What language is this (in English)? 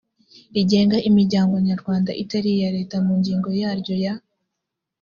Kinyarwanda